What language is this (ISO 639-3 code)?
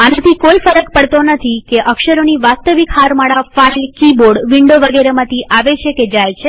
guj